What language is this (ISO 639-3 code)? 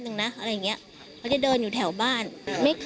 tha